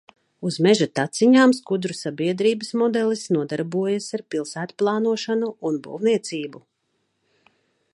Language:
Latvian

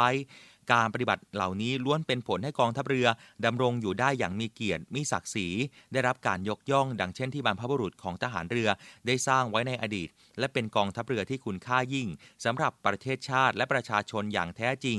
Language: Thai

